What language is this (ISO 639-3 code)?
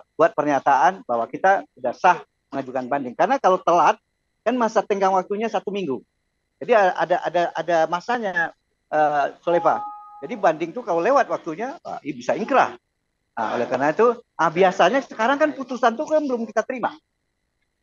ind